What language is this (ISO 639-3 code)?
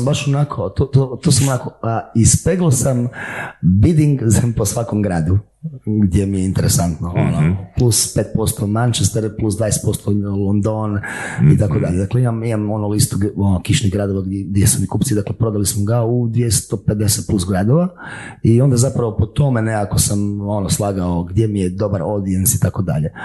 hrv